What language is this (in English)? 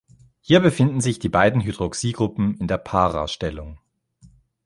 German